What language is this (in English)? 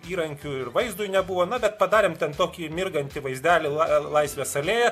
Lithuanian